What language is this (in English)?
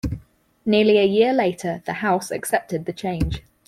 English